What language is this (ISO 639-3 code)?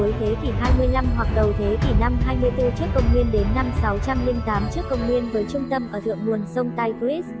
vie